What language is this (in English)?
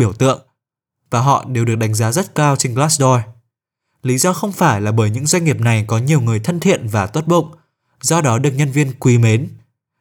Vietnamese